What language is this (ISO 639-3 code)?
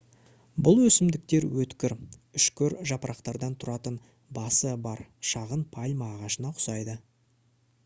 kaz